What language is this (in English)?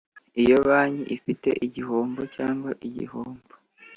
Kinyarwanda